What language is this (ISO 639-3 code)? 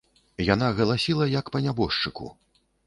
bel